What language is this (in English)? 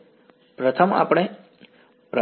Gujarati